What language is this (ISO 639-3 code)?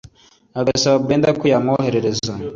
kin